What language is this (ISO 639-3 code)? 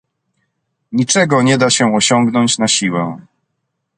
pol